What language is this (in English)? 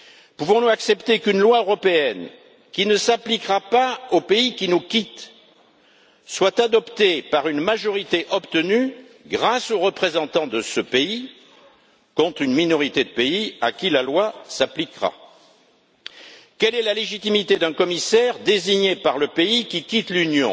French